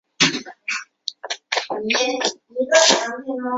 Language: Chinese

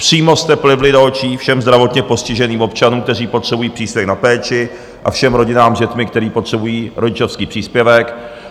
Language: Czech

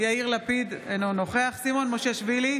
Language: Hebrew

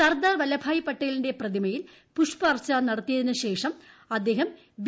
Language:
Malayalam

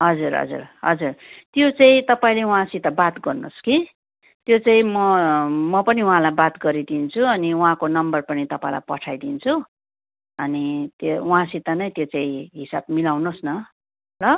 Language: Nepali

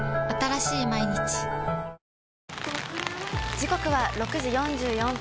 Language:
Japanese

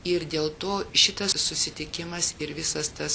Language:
Lithuanian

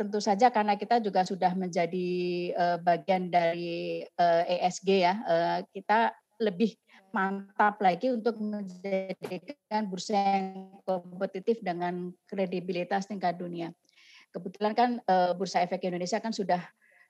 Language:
Indonesian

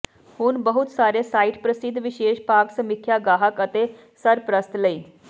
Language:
Punjabi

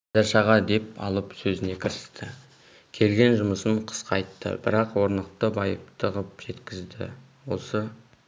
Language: Kazakh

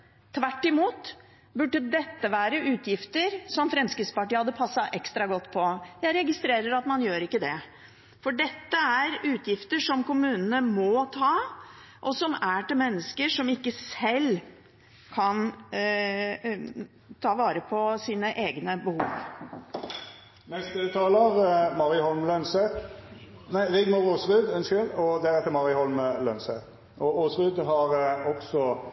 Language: Norwegian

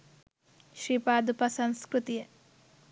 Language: Sinhala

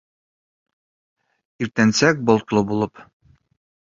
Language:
Bashkir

